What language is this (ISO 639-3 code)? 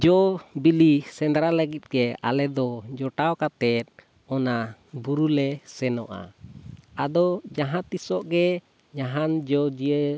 sat